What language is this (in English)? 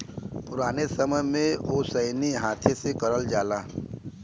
Bhojpuri